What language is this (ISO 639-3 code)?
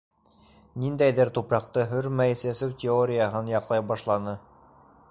bak